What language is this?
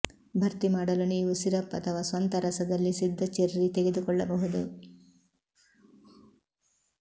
Kannada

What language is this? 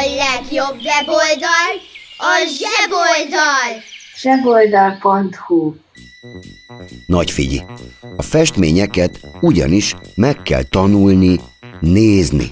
Hungarian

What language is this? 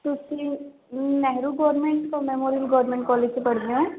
Punjabi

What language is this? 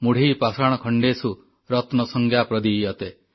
Odia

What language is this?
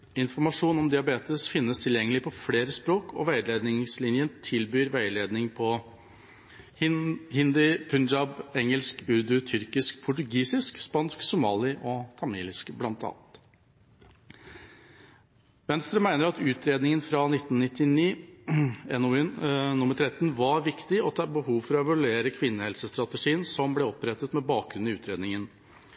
Norwegian Bokmål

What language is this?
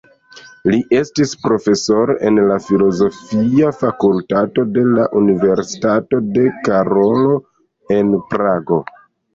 Esperanto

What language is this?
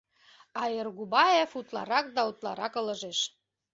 Mari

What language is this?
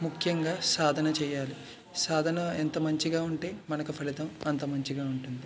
Telugu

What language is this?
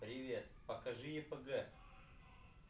Russian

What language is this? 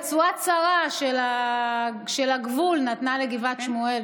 Hebrew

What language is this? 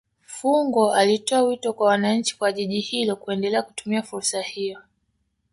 Swahili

